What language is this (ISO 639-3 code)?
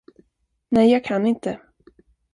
swe